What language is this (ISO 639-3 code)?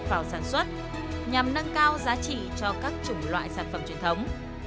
vie